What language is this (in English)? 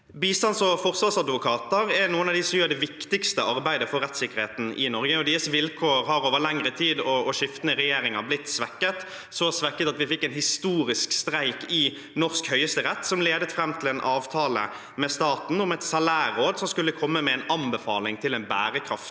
Norwegian